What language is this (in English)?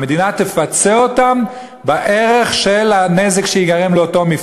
Hebrew